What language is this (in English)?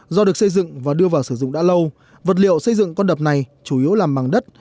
Vietnamese